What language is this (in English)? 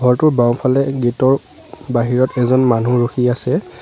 Assamese